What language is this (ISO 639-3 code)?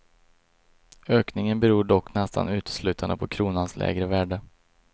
swe